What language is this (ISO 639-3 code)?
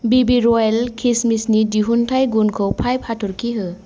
brx